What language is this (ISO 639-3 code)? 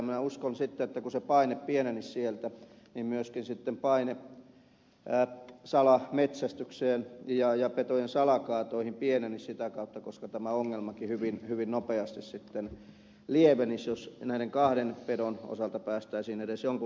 fin